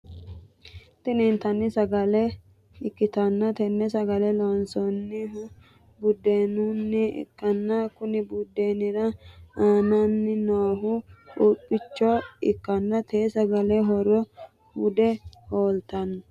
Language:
Sidamo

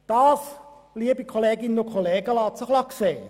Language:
Swiss German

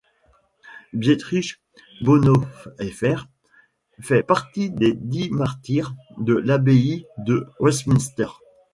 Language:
French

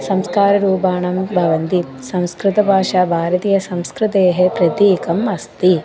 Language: Sanskrit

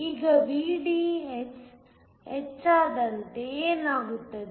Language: Kannada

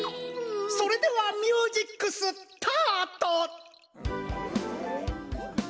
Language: Japanese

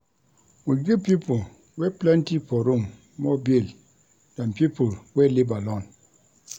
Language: Nigerian Pidgin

